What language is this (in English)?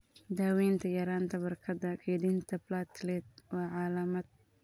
Somali